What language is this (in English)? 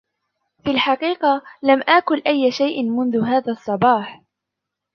Arabic